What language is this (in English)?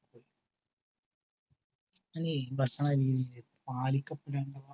Malayalam